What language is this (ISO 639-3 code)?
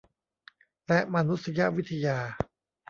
tha